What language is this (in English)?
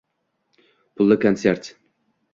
Uzbek